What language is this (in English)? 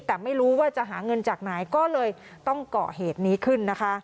Thai